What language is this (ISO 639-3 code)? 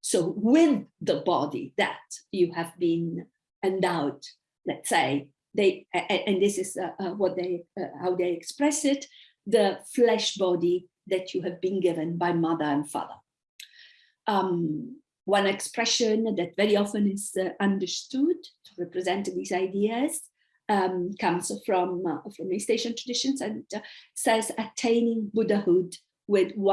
eng